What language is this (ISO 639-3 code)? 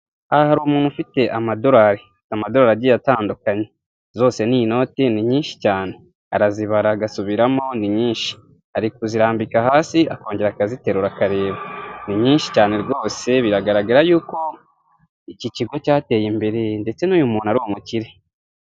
kin